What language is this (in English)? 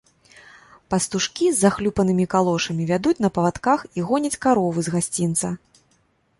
Belarusian